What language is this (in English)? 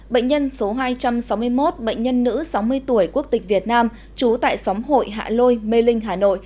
Vietnamese